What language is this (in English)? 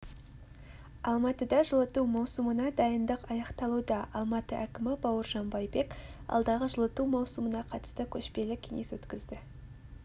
Kazakh